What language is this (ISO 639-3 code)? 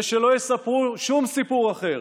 heb